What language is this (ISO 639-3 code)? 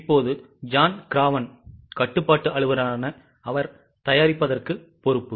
tam